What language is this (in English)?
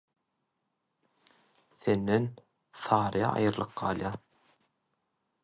Turkmen